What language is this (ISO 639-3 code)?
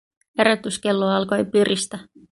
fin